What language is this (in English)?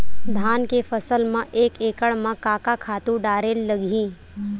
Chhattisgarhi